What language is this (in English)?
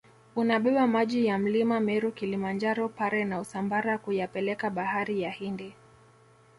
Swahili